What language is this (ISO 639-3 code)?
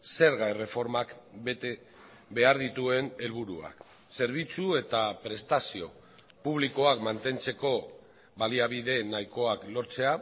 eus